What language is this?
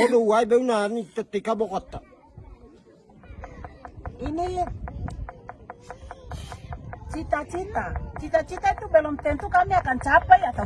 Spanish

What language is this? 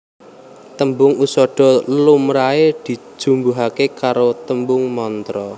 Javanese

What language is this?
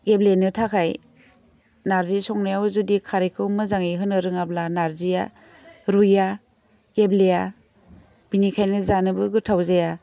Bodo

